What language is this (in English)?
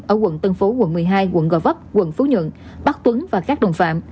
Vietnamese